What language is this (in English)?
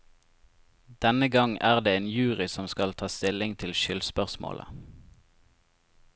Norwegian